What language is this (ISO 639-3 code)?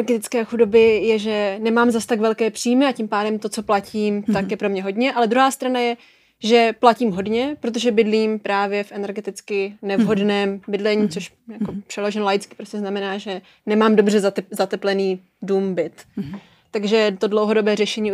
ces